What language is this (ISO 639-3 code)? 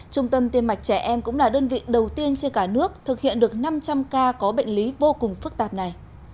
vie